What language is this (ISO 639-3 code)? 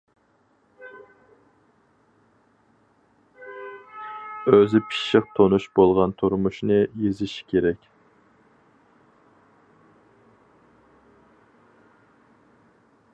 uig